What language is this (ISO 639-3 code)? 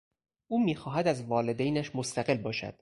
fas